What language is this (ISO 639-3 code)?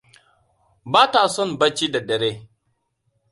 hau